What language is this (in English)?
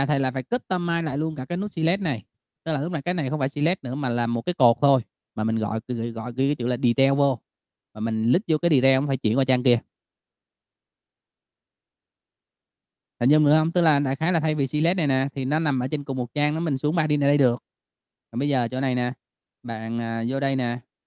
Vietnamese